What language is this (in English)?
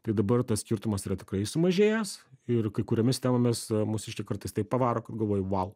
Lithuanian